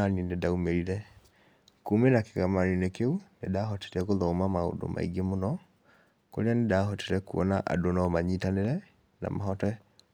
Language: Kikuyu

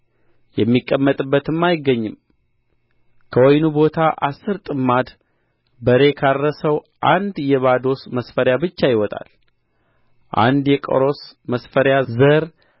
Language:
Amharic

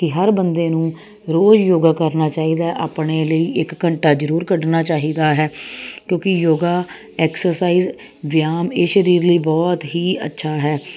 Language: Punjabi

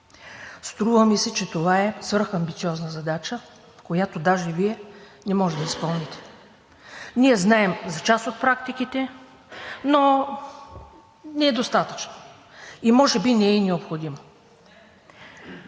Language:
Bulgarian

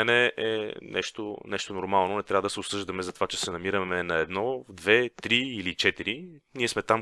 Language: Bulgarian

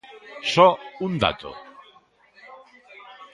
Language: Galician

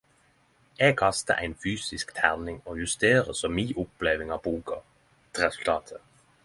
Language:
Norwegian Nynorsk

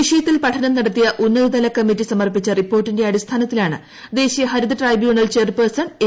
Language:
Malayalam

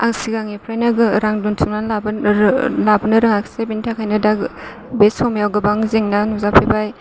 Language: Bodo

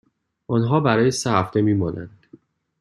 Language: Persian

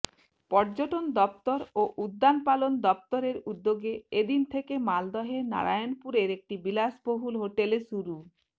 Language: Bangla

